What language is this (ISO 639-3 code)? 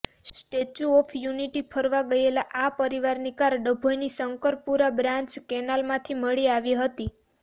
guj